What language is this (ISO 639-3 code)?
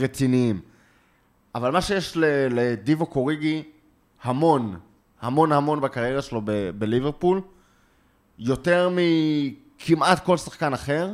heb